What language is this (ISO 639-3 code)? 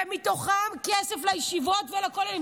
heb